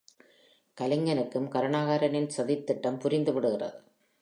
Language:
Tamil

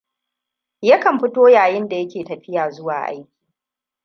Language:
Hausa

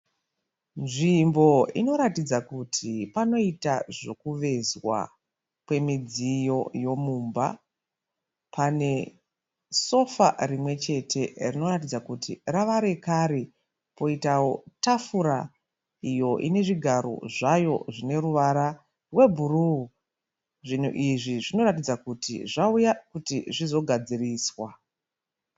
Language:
Shona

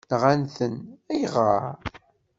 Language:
Kabyle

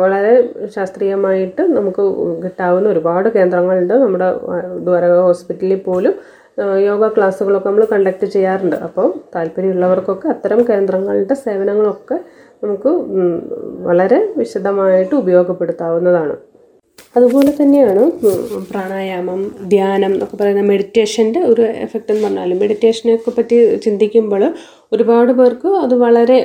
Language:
Malayalam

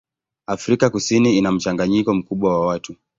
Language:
Swahili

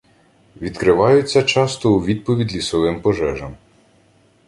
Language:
Ukrainian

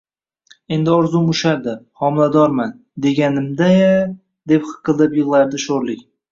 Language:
Uzbek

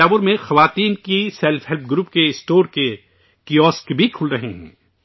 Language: Urdu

